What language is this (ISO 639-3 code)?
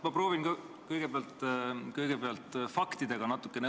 est